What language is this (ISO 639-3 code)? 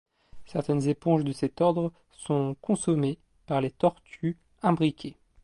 fra